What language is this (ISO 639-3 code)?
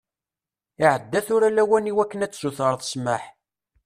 kab